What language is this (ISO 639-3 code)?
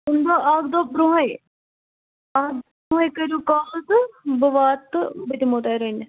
kas